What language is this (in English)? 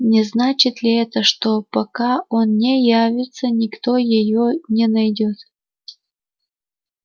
Russian